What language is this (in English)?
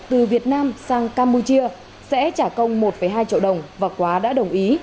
Vietnamese